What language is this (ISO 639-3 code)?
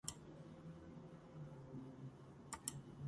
kat